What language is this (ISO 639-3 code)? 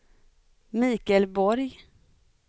swe